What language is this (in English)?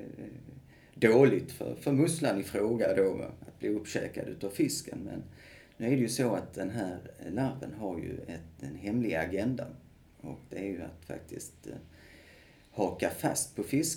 Swedish